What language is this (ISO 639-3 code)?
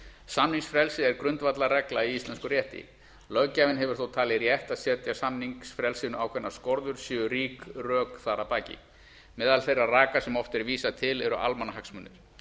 isl